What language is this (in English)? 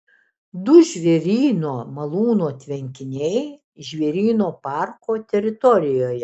Lithuanian